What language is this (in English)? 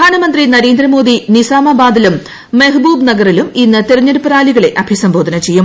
Malayalam